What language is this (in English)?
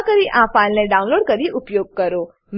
Gujarati